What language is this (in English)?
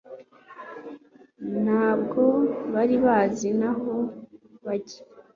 Kinyarwanda